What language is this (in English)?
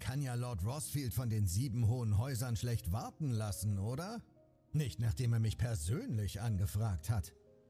German